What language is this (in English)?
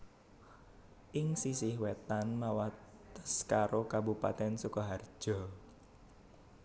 Javanese